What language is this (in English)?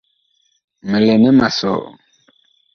Bakoko